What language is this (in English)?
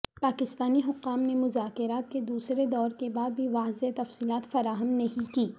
Urdu